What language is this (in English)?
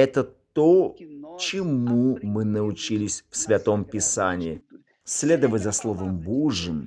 Russian